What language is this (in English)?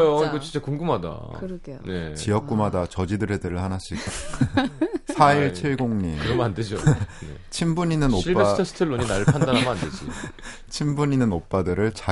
Korean